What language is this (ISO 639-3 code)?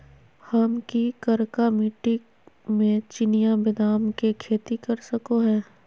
mag